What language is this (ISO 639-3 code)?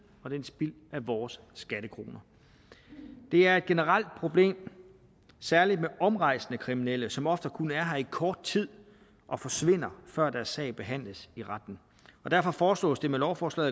dan